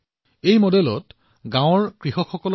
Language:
Assamese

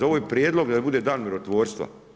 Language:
Croatian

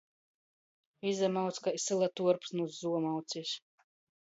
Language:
Latgalian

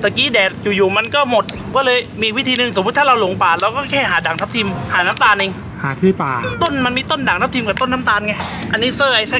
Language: Thai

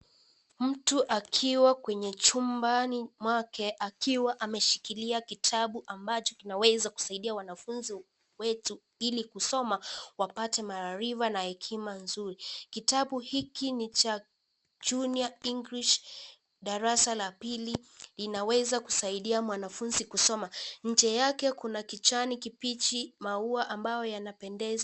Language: Swahili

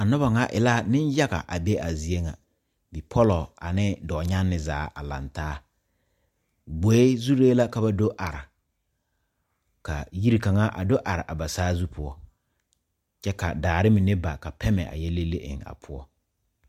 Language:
Southern Dagaare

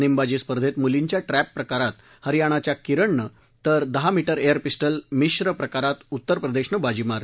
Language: Marathi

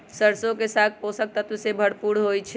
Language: Magahi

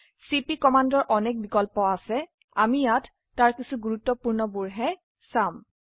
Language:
Assamese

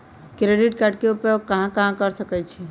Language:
Magahi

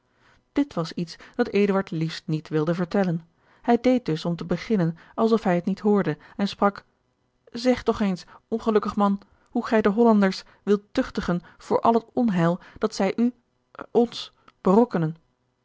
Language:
Dutch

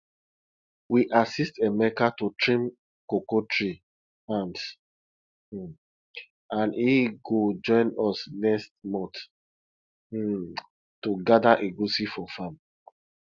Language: Nigerian Pidgin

